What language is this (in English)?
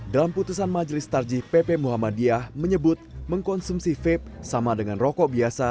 Indonesian